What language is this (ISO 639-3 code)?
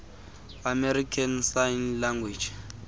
xho